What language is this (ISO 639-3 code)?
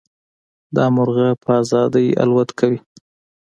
pus